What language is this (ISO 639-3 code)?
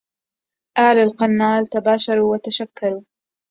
ara